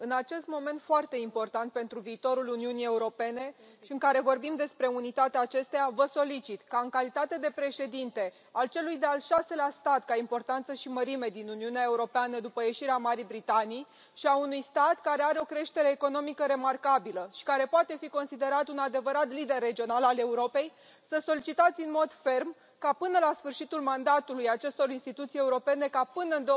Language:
Romanian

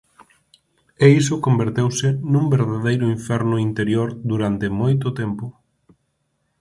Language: Galician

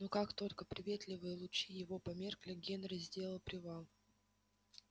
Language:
Russian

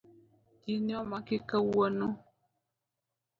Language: Luo (Kenya and Tanzania)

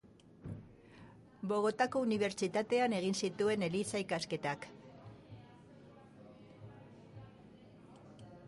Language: Basque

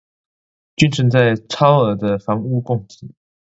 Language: Chinese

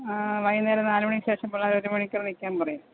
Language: Malayalam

